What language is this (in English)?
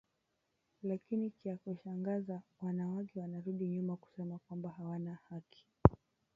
Swahili